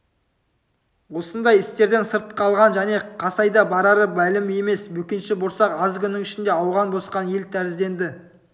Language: Kazakh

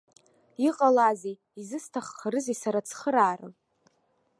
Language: Abkhazian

